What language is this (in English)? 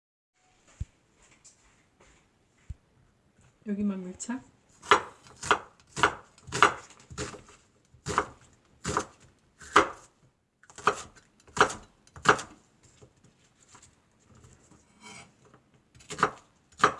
Korean